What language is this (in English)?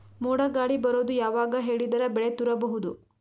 Kannada